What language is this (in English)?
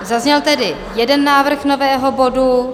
Czech